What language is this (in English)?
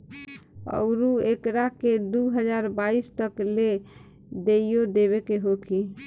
Bhojpuri